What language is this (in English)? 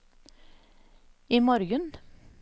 Norwegian